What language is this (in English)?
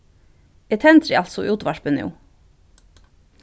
Faroese